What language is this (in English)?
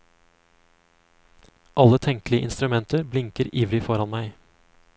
Norwegian